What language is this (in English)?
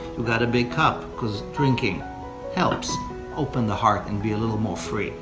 English